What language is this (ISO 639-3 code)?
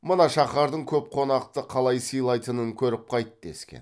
kaz